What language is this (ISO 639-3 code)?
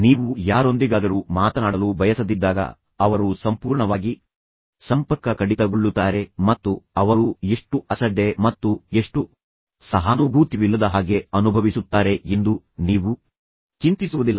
kan